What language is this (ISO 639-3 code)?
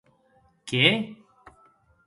oci